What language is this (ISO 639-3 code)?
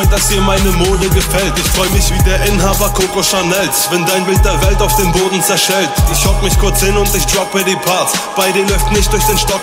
deu